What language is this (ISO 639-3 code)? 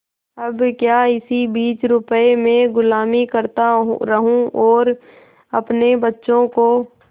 hin